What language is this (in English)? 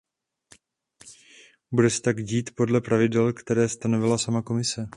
Czech